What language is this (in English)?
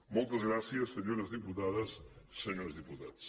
Catalan